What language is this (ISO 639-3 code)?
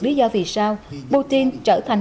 vie